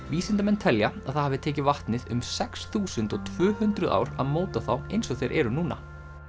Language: Icelandic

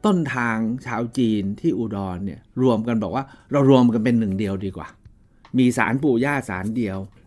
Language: Thai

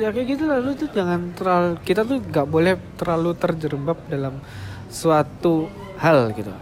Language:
Indonesian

